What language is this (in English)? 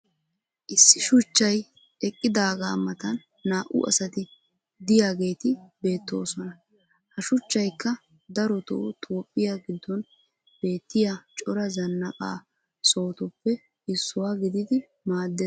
Wolaytta